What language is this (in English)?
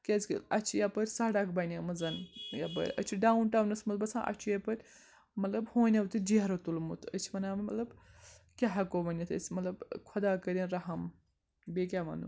Kashmiri